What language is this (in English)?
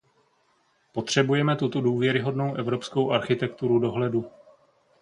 Czech